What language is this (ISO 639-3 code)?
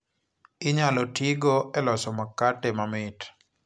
luo